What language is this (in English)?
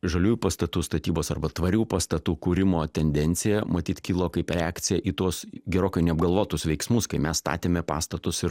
Lithuanian